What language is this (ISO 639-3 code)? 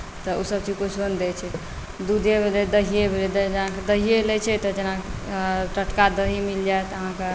mai